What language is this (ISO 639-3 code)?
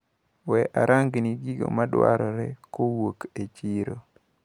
luo